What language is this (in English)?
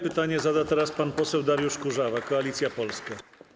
Polish